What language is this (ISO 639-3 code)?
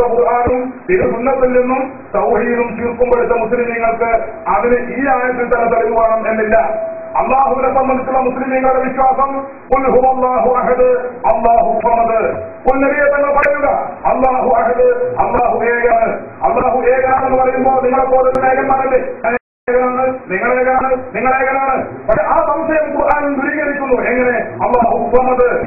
ara